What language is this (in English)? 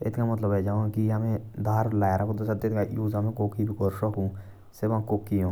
Jaunsari